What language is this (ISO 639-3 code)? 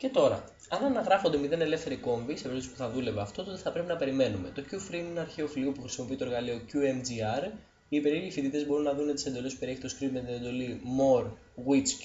ell